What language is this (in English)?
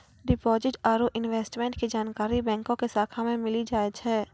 Maithili